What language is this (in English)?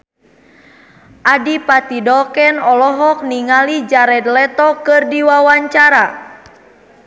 Sundanese